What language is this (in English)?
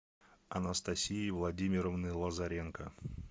Russian